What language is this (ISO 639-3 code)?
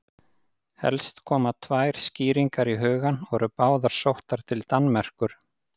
isl